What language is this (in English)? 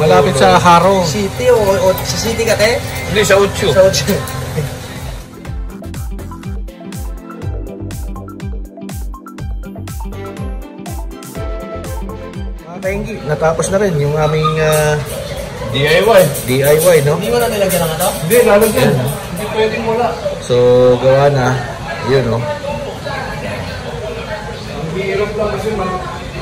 Filipino